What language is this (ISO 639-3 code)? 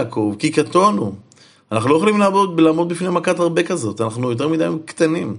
heb